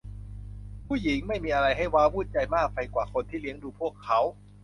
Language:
Thai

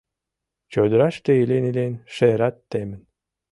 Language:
Mari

